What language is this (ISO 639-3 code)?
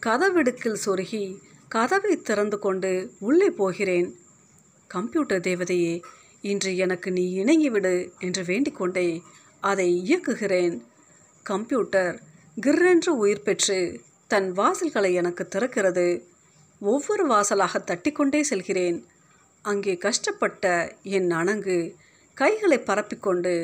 tam